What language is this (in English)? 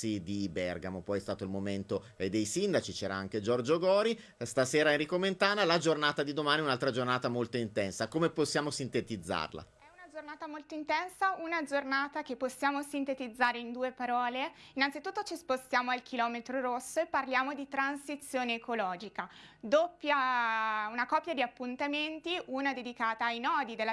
Italian